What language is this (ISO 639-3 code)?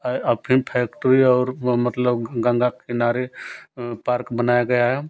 hin